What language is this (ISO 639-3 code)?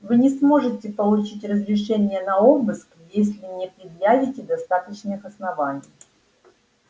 rus